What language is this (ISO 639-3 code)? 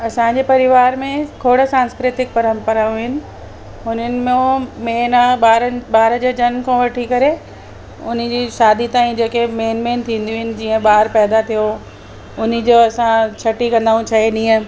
snd